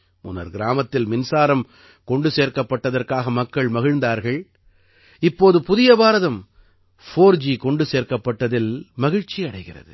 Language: Tamil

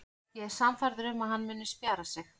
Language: Icelandic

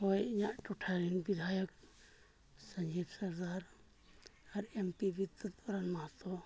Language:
Santali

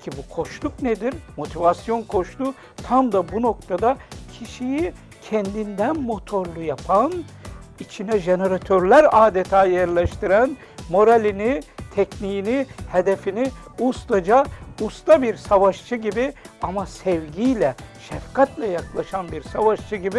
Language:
Turkish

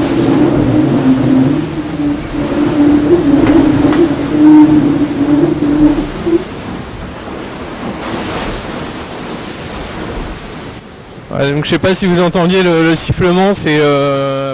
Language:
French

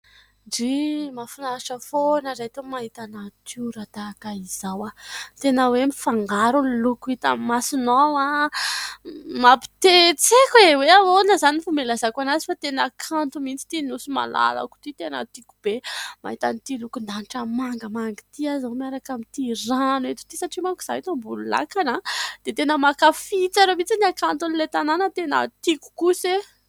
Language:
Malagasy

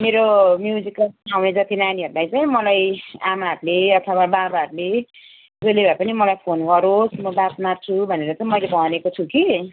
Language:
Nepali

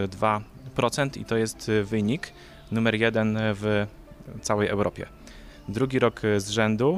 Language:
Polish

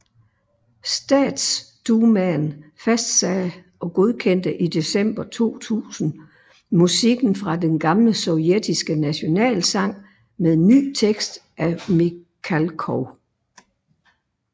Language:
Danish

